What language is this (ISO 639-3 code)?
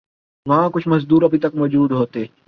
urd